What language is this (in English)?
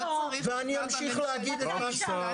Hebrew